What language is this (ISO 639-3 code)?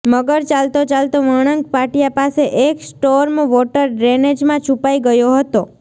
guj